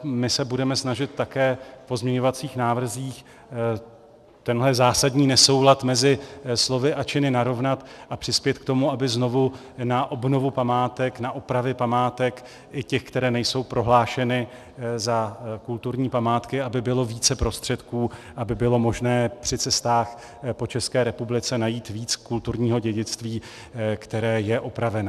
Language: Czech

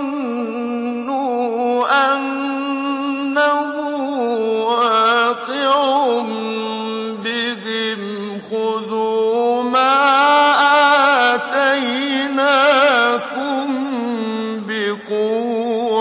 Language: Arabic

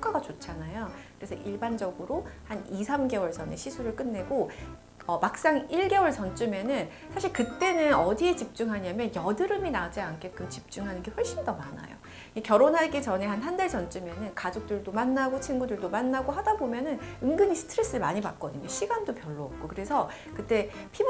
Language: Korean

